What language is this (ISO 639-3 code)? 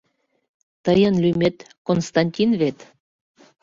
chm